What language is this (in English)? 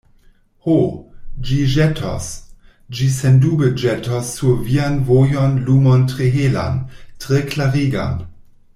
Esperanto